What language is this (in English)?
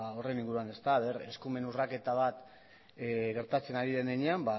Basque